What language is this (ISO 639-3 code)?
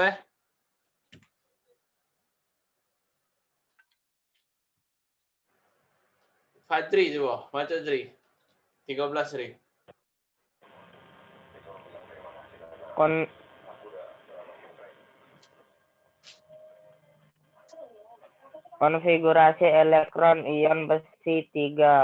ind